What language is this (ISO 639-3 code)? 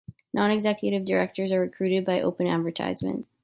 eng